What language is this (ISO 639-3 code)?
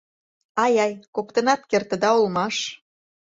chm